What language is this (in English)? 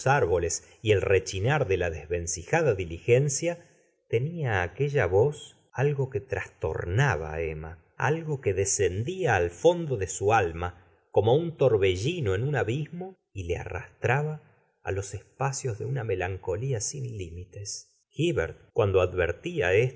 Spanish